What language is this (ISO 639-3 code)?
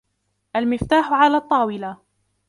ara